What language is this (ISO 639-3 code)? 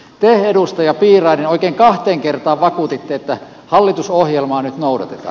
fin